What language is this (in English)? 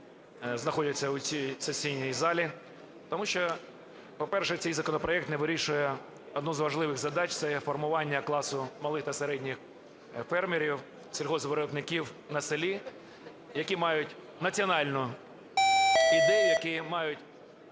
Ukrainian